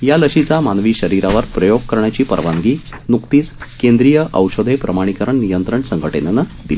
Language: Marathi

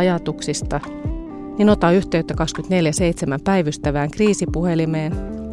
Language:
Finnish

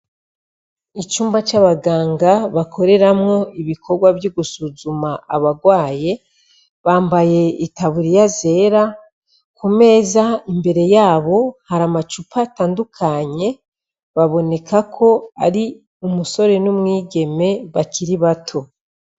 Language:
Rundi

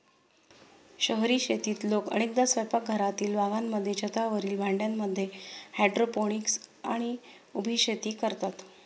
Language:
Marathi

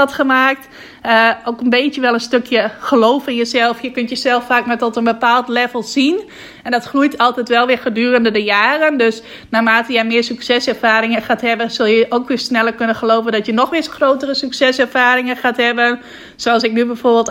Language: Dutch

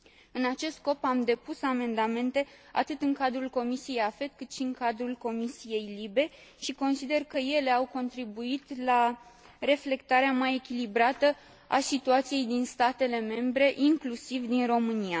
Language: Romanian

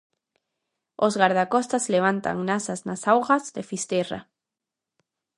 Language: Galician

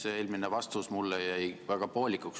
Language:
Estonian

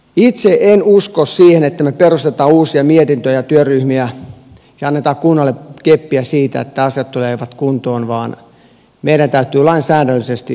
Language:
Finnish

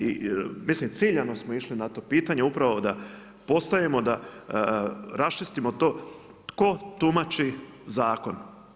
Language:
Croatian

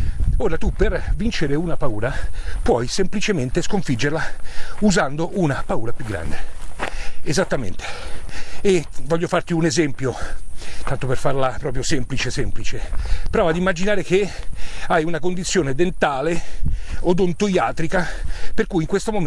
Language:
Italian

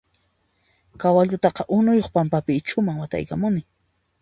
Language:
Puno Quechua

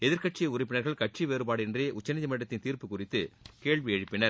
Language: Tamil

